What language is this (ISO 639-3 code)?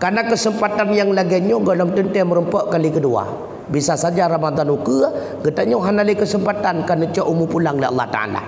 msa